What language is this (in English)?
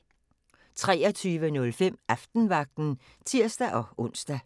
Danish